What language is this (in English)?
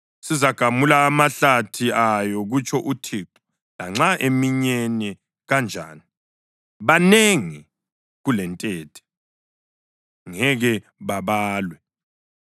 North Ndebele